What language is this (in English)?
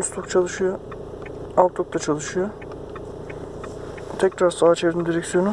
Turkish